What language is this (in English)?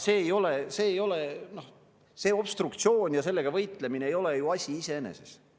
Estonian